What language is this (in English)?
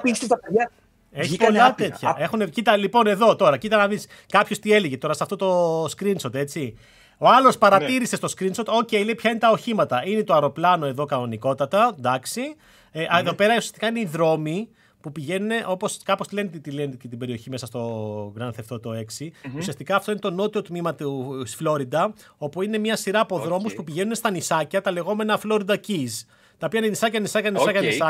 Greek